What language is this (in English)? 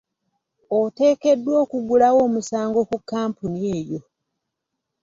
Ganda